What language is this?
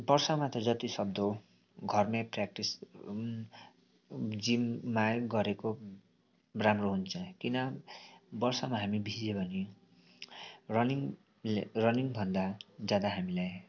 Nepali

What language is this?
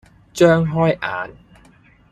Cantonese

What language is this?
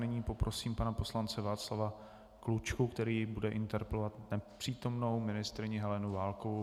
Czech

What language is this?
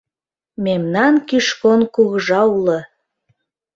Mari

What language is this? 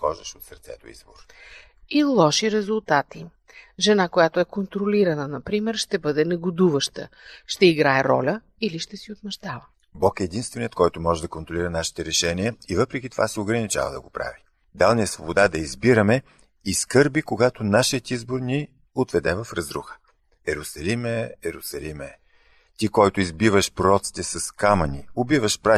Bulgarian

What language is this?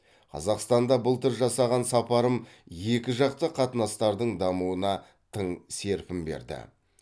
Kazakh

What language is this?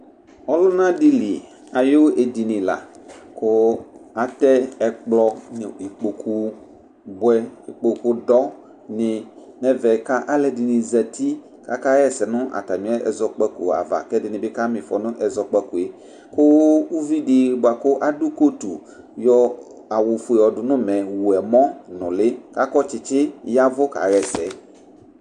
Ikposo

